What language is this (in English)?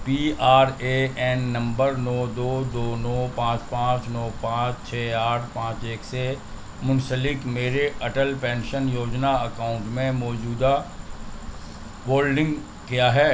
Urdu